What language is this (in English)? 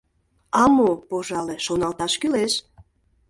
Mari